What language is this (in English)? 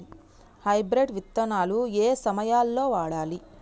Telugu